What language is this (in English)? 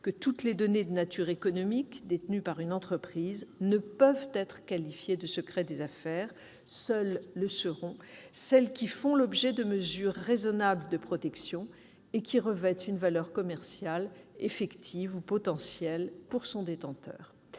French